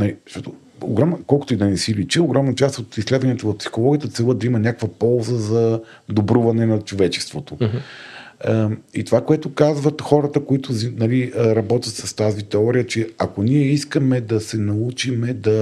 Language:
Bulgarian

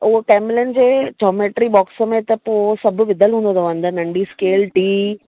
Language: Sindhi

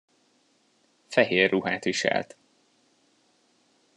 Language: Hungarian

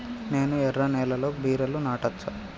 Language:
Telugu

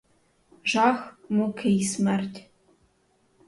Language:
Ukrainian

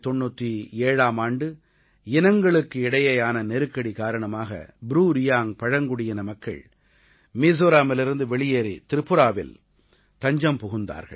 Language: Tamil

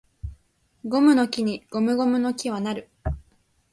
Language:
Japanese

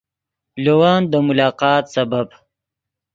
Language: Yidgha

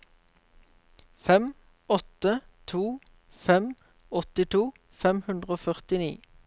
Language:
Norwegian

